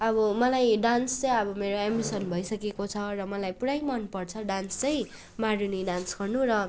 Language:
Nepali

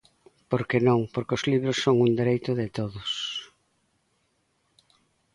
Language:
Galician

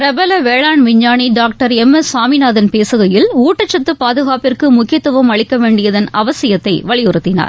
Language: Tamil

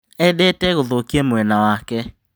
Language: Kikuyu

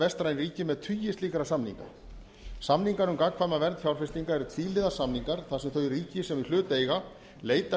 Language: Icelandic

